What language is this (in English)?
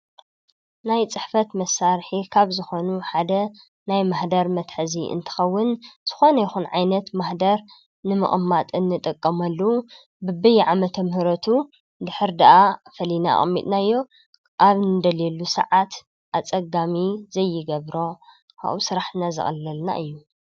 Tigrinya